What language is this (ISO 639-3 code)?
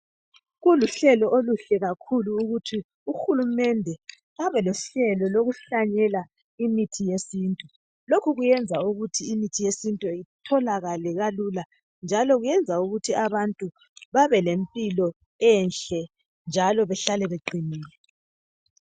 nde